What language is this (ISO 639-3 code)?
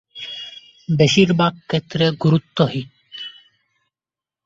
ben